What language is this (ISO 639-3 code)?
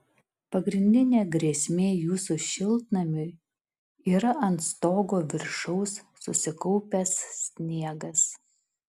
lit